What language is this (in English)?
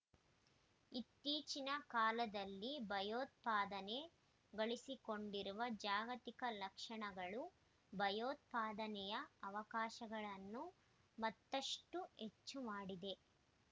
Kannada